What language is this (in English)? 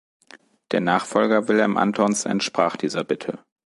German